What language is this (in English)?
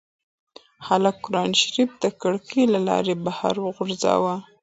Pashto